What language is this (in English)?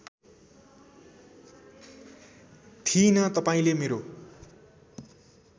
Nepali